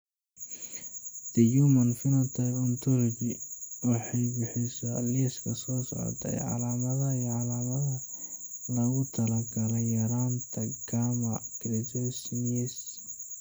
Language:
Somali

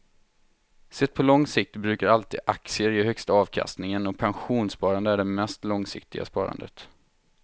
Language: Swedish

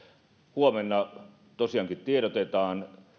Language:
Finnish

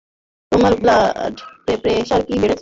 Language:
Bangla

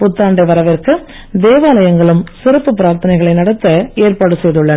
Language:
Tamil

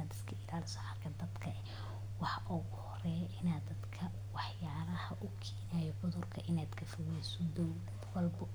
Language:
Somali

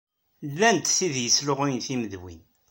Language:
Kabyle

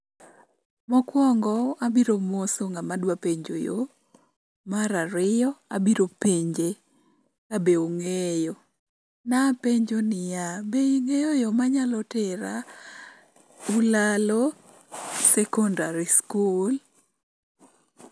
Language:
Luo (Kenya and Tanzania)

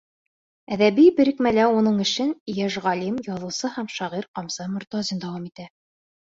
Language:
Bashkir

